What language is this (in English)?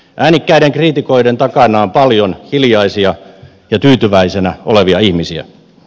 Finnish